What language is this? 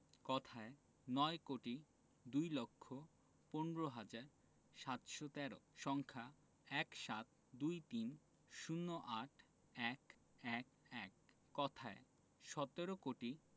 Bangla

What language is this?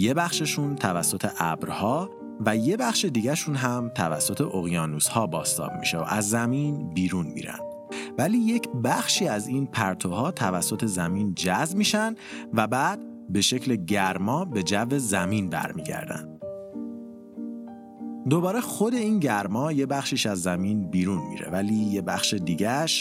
Persian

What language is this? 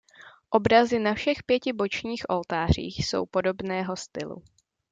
Czech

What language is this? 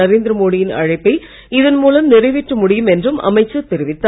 Tamil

